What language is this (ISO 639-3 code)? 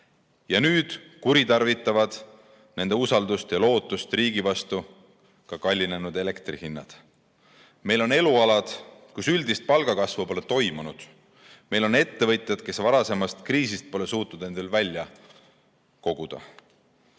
est